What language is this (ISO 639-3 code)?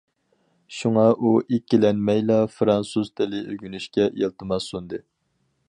uig